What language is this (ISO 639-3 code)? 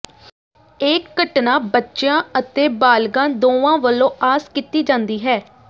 pan